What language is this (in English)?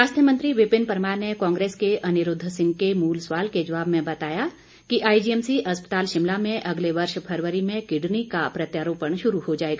Hindi